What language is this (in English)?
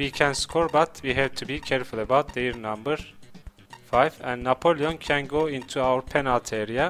English